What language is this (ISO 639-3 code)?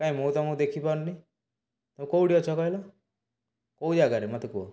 ori